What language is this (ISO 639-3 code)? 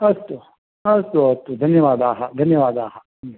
san